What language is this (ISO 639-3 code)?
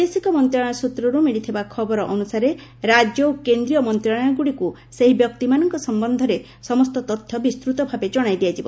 ori